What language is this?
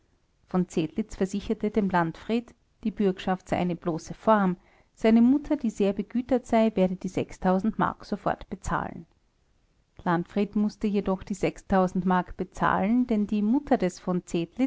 German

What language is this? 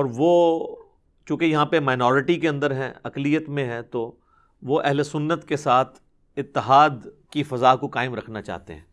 Urdu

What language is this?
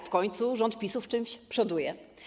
Polish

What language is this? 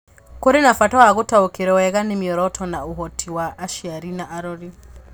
Kikuyu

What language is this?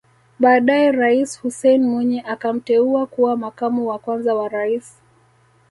Swahili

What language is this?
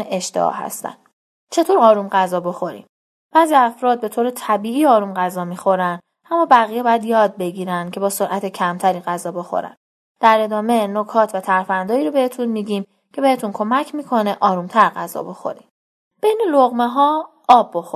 Persian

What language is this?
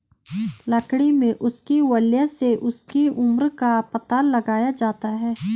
Hindi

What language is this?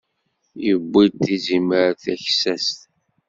Kabyle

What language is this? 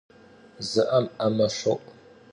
Kabardian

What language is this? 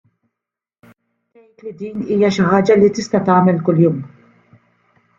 Maltese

